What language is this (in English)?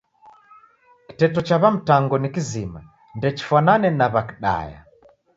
Taita